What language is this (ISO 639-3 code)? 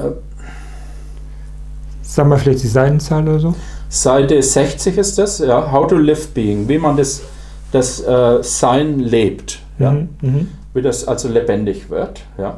deu